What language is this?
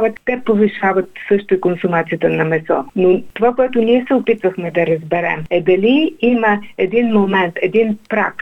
Bulgarian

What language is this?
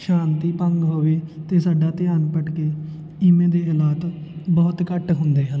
Punjabi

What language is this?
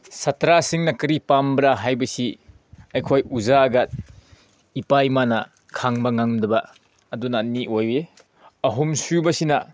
Manipuri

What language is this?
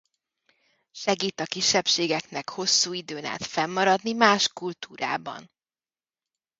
Hungarian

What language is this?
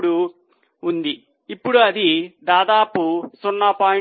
Telugu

